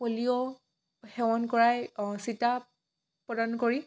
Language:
Assamese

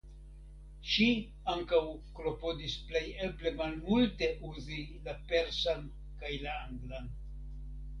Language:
Esperanto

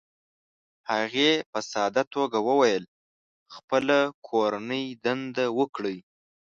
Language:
Pashto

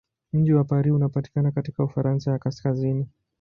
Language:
Swahili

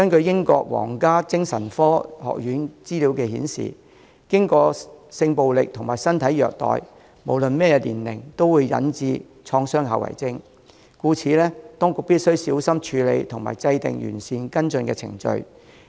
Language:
Cantonese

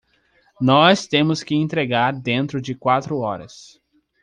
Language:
Portuguese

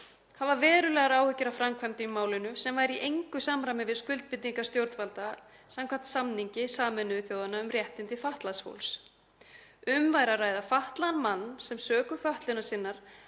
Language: Icelandic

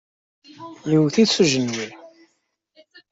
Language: Kabyle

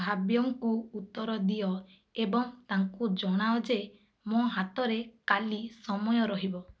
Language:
Odia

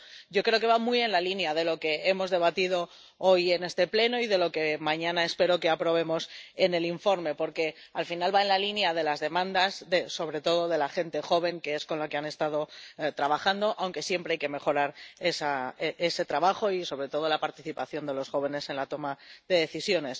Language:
Spanish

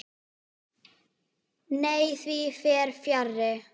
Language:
Icelandic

